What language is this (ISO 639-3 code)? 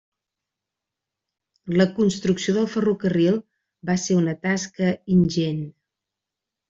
cat